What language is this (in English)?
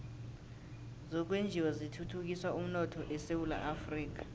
South Ndebele